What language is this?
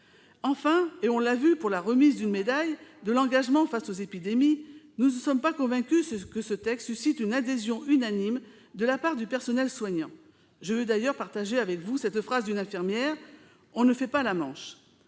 French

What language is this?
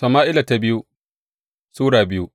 Hausa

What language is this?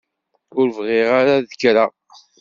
Kabyle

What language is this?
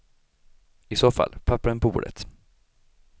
Swedish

